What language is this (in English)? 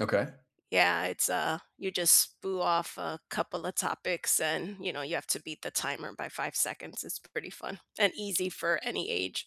English